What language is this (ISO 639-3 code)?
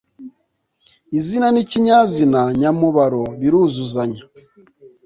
kin